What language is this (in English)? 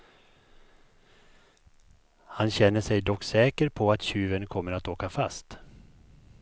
Swedish